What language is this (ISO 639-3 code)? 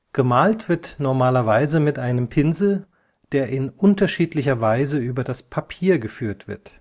deu